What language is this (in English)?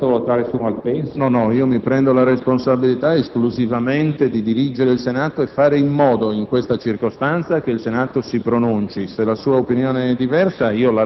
Italian